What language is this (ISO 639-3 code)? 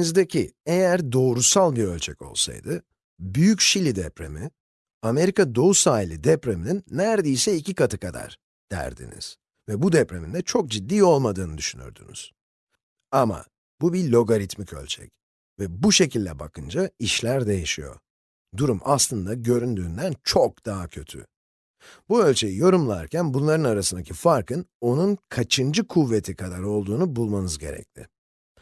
tur